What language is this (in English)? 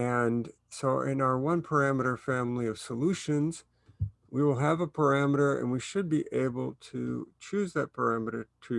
English